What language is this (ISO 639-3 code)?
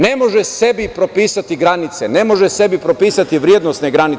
srp